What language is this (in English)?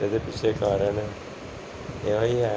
Punjabi